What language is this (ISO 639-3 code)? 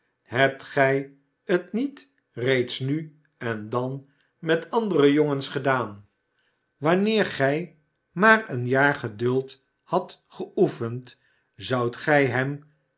nld